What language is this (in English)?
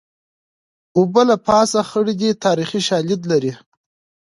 Pashto